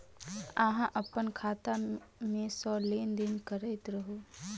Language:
Maithili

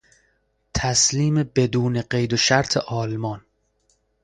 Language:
Persian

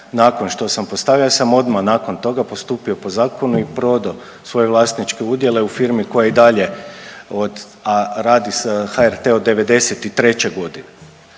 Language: Croatian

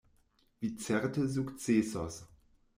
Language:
Esperanto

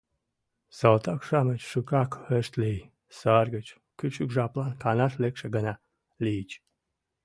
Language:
Mari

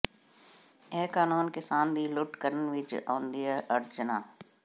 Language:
Punjabi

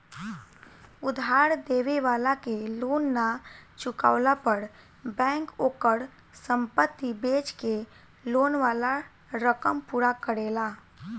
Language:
Bhojpuri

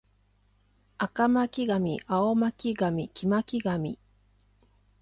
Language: Japanese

